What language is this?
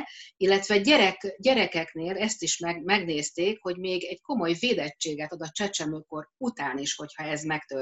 Hungarian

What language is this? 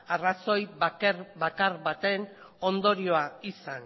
Basque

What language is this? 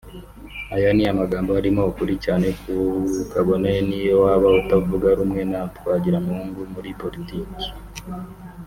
Kinyarwanda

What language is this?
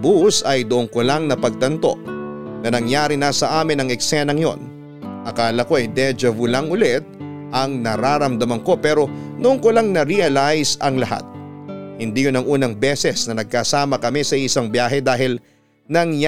Filipino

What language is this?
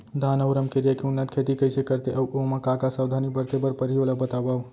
Chhattisgarhi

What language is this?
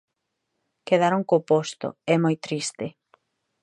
Galician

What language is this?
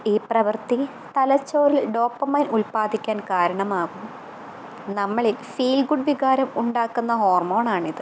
Malayalam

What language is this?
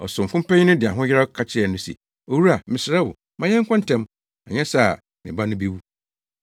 Akan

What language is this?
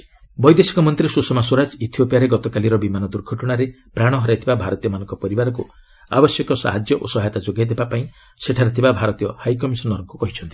Odia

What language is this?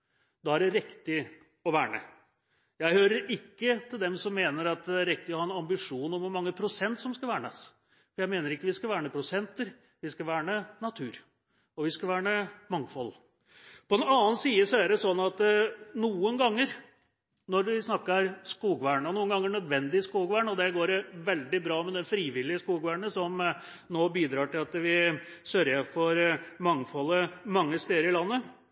Norwegian Bokmål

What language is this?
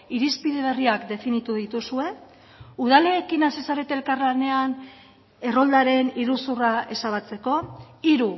Basque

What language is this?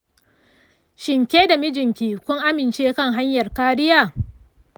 Hausa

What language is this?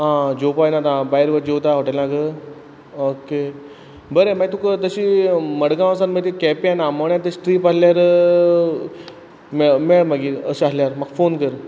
Konkani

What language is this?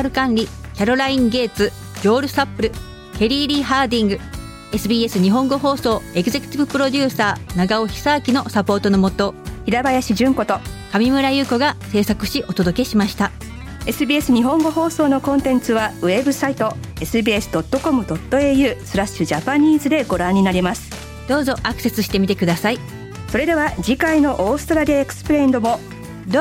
Japanese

